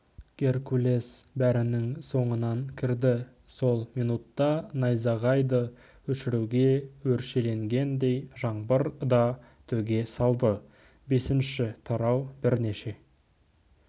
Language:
Kazakh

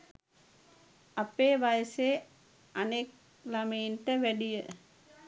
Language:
Sinhala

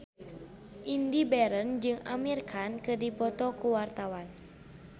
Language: Sundanese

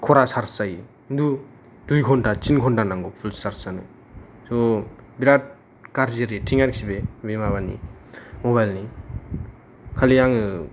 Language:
Bodo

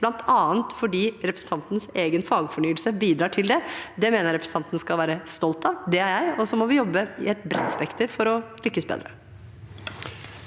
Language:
Norwegian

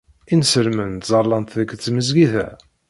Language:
Kabyle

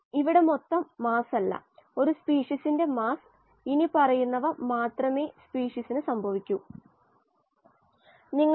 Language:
Malayalam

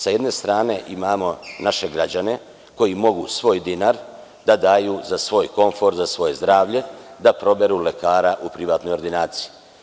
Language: Serbian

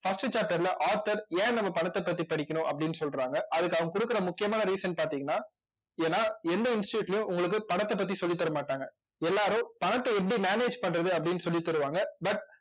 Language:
Tamil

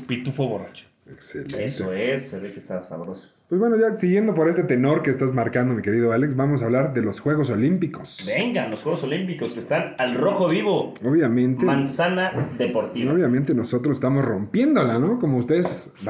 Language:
Spanish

